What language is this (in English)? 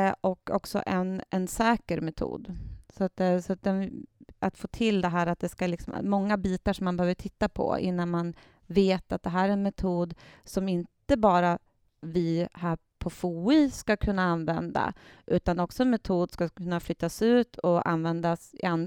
Swedish